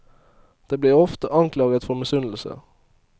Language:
Norwegian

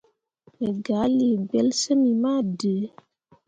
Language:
Mundang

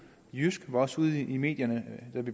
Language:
Danish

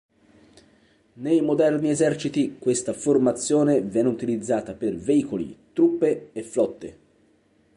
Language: Italian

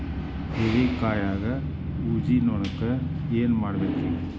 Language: Kannada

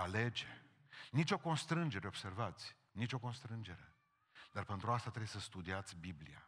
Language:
Romanian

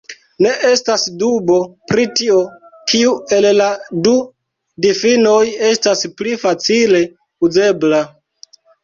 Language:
Esperanto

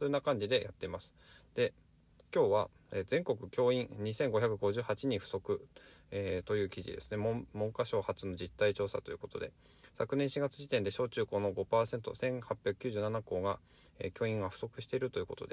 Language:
Japanese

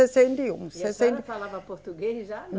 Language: Portuguese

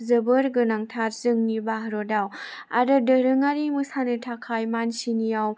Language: Bodo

